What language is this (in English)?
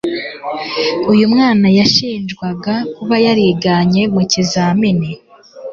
Kinyarwanda